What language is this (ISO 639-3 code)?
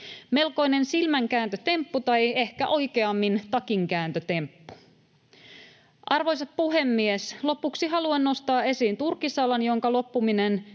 fin